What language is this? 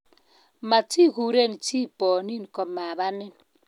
Kalenjin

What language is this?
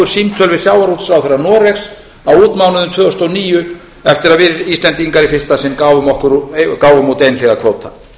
Icelandic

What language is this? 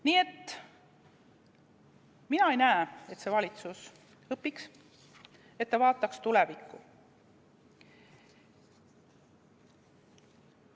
Estonian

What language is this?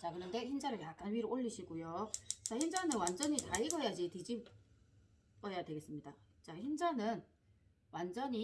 Korean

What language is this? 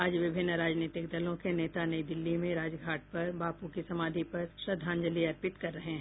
Hindi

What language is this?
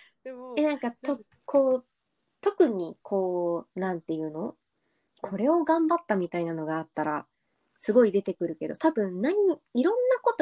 Japanese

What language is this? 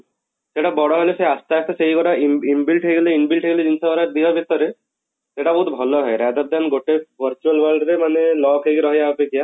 Odia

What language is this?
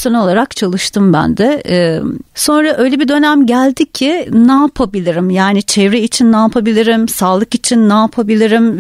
Turkish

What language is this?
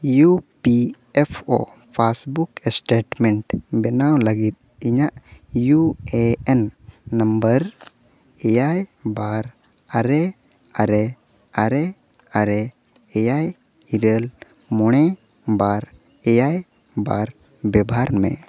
Santali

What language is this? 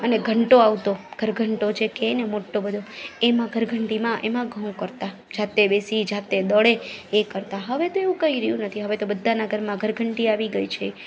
Gujarati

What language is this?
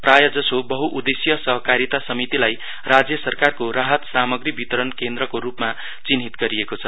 Nepali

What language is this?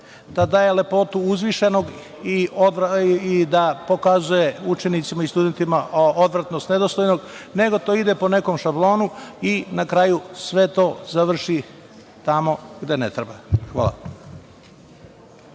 Serbian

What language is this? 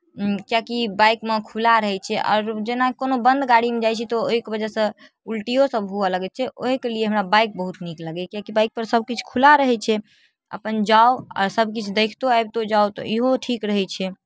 Maithili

